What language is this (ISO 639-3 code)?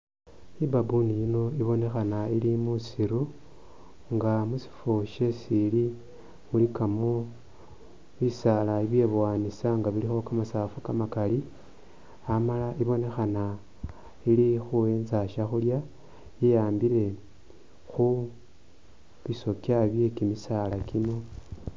myx